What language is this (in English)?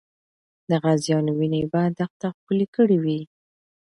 Pashto